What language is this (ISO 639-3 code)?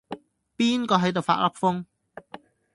yue